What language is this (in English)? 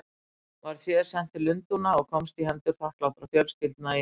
Icelandic